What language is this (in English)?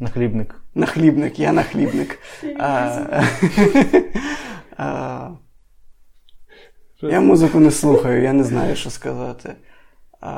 Ukrainian